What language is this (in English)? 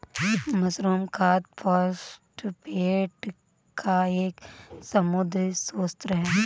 Hindi